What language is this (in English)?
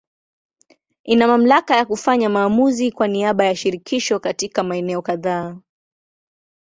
Swahili